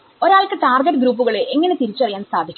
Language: Malayalam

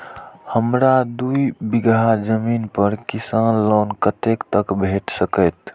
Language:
Maithili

